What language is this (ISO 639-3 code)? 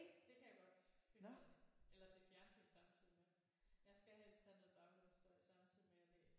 dan